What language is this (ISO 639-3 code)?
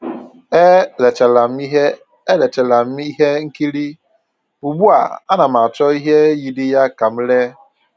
ibo